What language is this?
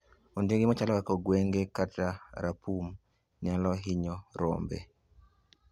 Luo (Kenya and Tanzania)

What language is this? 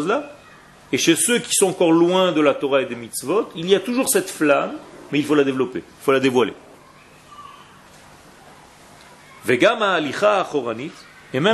French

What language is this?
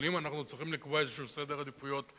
Hebrew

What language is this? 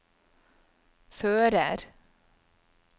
Norwegian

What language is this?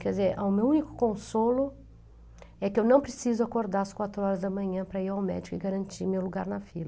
Portuguese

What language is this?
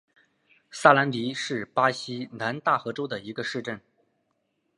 Chinese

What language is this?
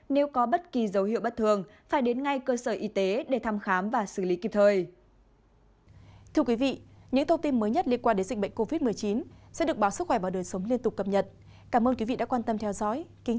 Vietnamese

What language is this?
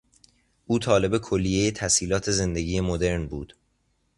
Persian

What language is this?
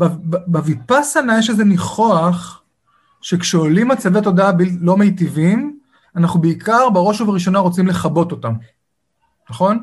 Hebrew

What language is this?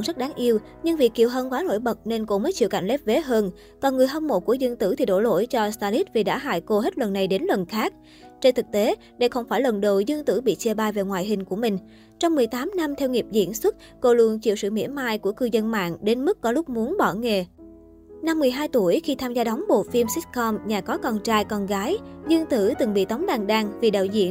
Vietnamese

